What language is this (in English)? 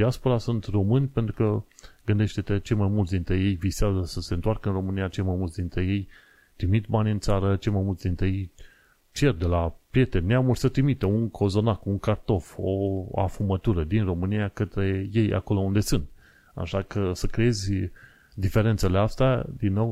Romanian